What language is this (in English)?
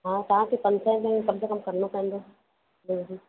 Sindhi